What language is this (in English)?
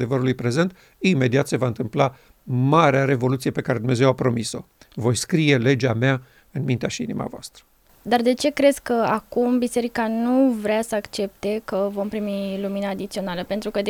Romanian